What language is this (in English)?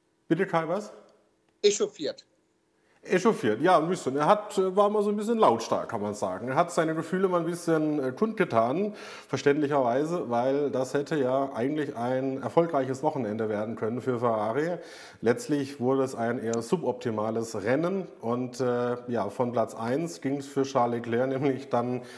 German